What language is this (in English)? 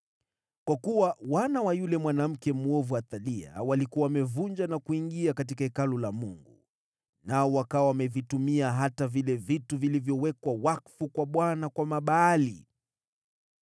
Swahili